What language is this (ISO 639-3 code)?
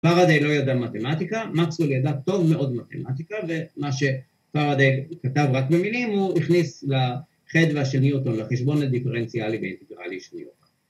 heb